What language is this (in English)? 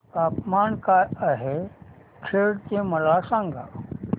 Marathi